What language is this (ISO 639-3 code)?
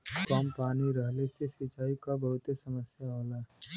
bho